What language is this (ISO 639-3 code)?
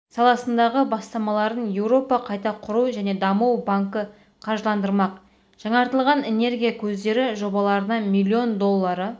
kaz